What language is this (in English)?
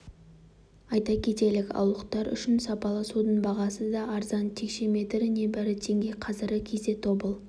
Kazakh